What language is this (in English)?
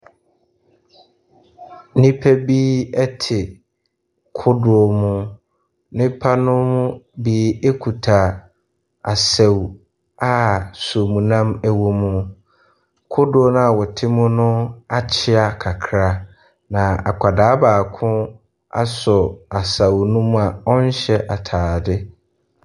Akan